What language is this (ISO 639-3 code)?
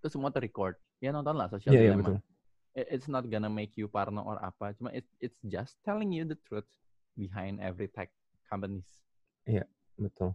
ind